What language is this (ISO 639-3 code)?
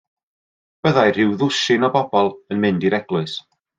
cym